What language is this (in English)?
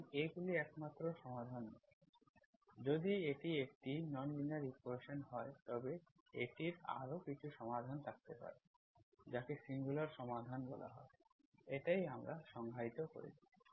Bangla